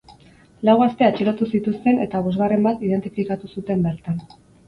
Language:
Basque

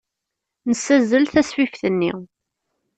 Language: Kabyle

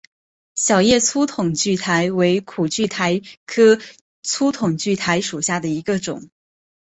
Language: Chinese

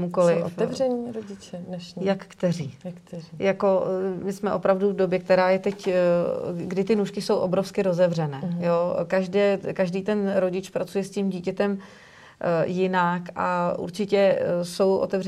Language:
Czech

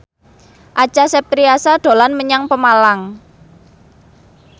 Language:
Javanese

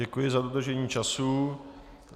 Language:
Czech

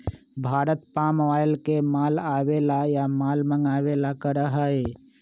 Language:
Magahi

